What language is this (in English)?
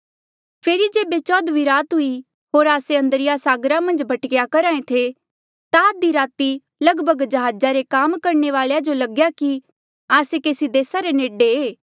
Mandeali